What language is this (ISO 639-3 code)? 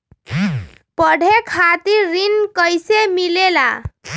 mag